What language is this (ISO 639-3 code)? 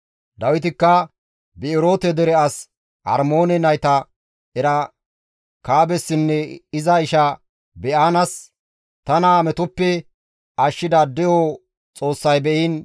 gmv